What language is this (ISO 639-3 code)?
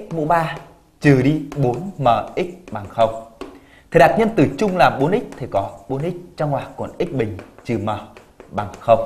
vie